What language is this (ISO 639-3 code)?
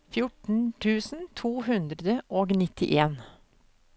nor